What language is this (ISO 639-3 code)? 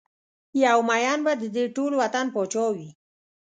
pus